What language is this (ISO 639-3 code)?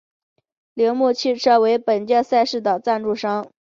zho